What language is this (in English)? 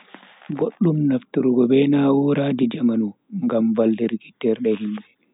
Bagirmi Fulfulde